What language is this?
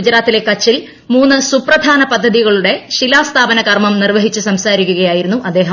Malayalam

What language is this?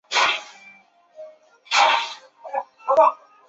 Chinese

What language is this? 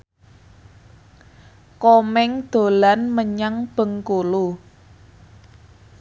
Javanese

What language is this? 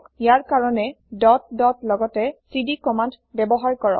Assamese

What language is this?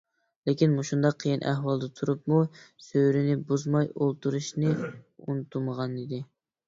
Uyghur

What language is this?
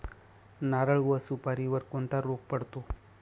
Marathi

